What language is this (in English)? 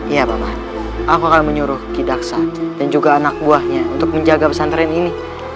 Indonesian